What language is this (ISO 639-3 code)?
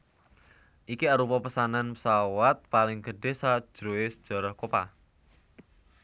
jav